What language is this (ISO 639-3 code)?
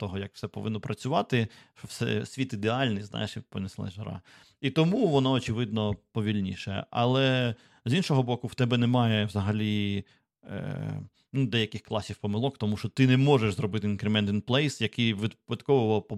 ukr